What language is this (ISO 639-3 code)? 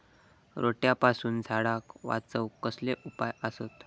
mar